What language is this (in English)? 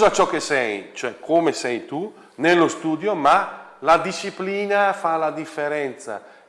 Italian